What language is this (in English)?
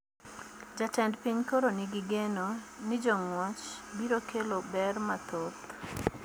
Luo (Kenya and Tanzania)